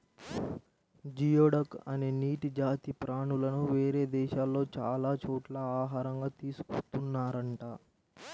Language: Telugu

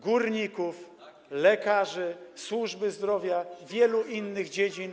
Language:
Polish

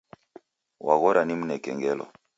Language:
Taita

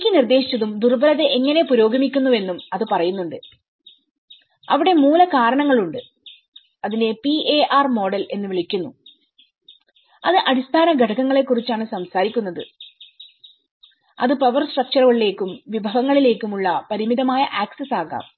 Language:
Malayalam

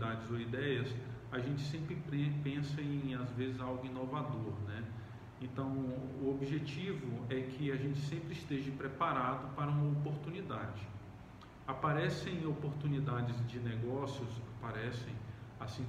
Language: Portuguese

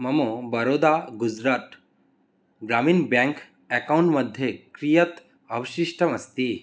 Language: Sanskrit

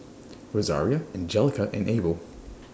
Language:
English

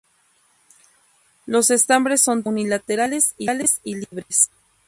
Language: Spanish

